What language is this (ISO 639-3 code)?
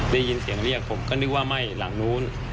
tha